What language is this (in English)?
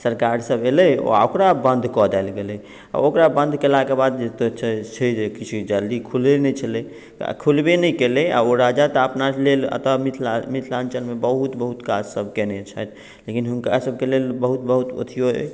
Maithili